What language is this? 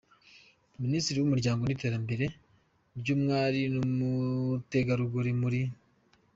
Kinyarwanda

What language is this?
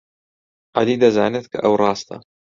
Central Kurdish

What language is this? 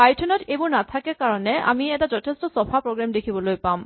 Assamese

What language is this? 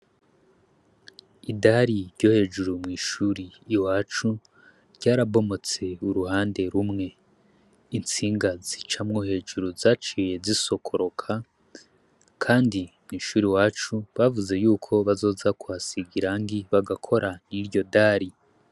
Rundi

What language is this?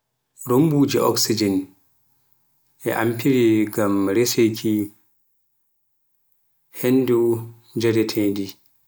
Pular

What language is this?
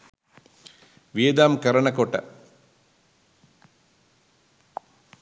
Sinhala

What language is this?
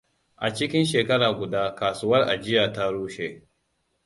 Hausa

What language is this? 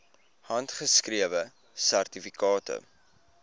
Afrikaans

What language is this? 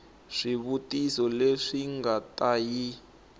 Tsonga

